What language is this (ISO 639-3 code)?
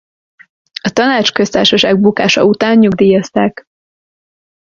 hun